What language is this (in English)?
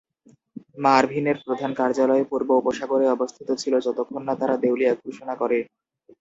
Bangla